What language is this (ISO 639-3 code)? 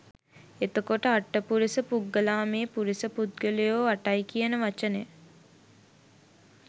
sin